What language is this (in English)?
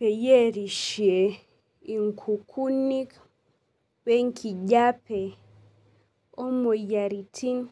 Masai